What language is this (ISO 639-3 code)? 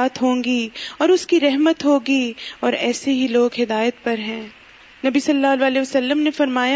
urd